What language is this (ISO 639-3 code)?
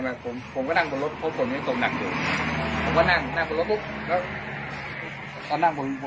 tha